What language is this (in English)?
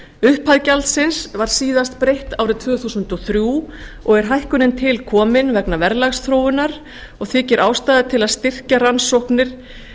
Icelandic